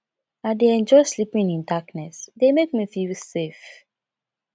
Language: Nigerian Pidgin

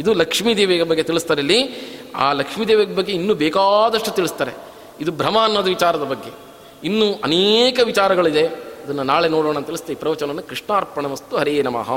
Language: Kannada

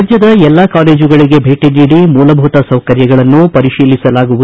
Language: Kannada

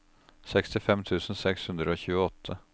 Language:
Norwegian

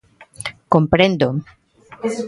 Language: Galician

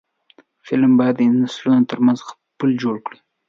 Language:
Pashto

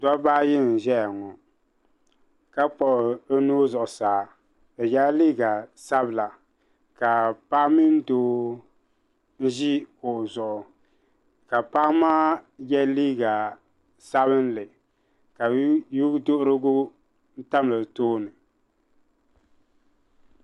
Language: Dagbani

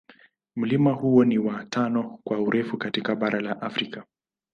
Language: Swahili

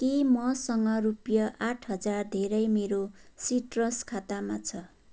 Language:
Nepali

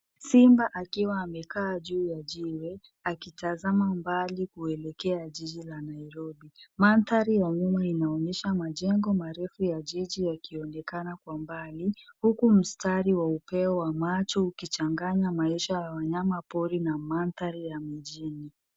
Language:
Swahili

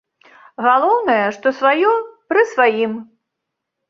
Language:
Belarusian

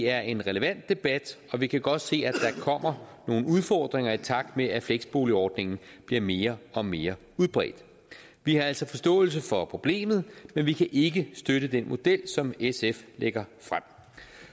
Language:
Danish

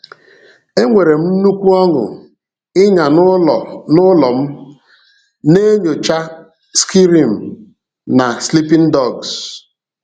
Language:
Igbo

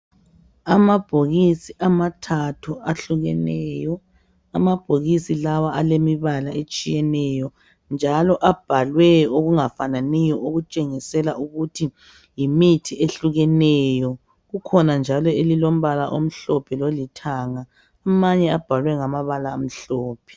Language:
North Ndebele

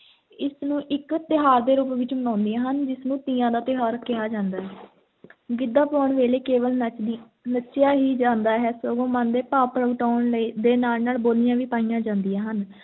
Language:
Punjabi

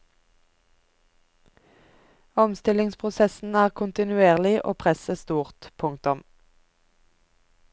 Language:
Norwegian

